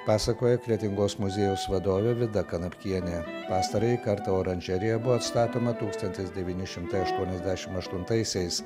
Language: Lithuanian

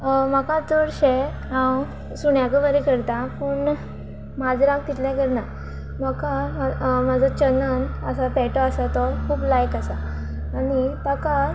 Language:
Konkani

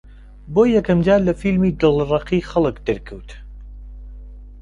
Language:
Central Kurdish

